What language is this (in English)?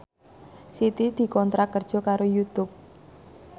Javanese